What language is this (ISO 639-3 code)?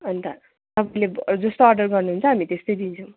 nep